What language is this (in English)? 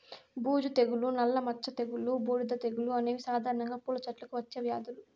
Telugu